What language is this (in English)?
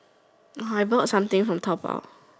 English